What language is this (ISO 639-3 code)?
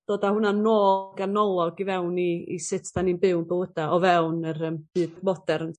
cym